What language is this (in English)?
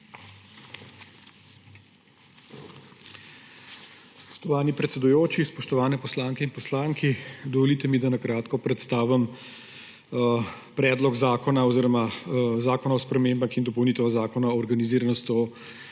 Slovenian